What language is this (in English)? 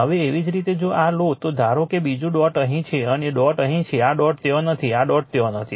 Gujarati